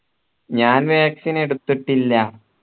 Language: Malayalam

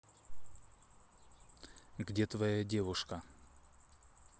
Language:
Russian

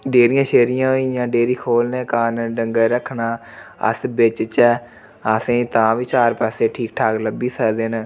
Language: Dogri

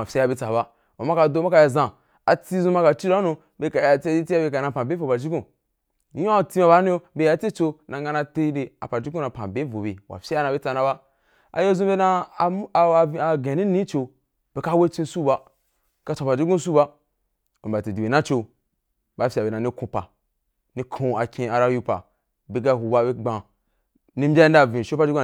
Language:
Wapan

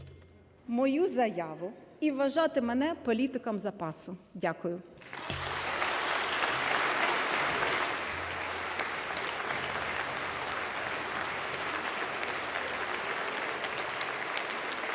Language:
Ukrainian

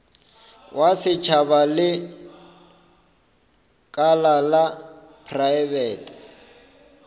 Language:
Northern Sotho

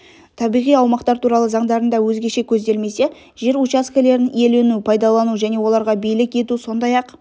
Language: Kazakh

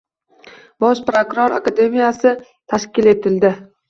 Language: Uzbek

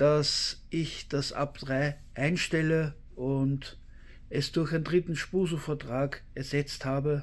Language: German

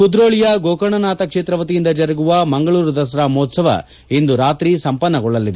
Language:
Kannada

